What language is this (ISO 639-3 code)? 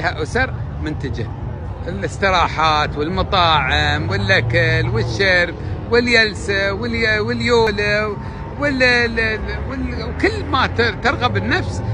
ara